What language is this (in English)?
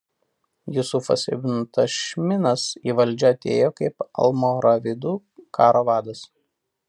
Lithuanian